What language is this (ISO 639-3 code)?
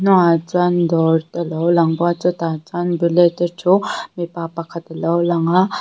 lus